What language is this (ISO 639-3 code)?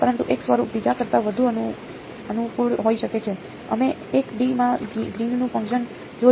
guj